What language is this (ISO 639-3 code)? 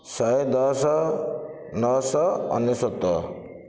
ori